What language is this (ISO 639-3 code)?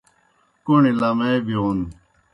plk